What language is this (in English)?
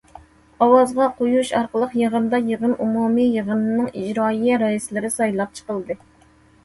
Uyghur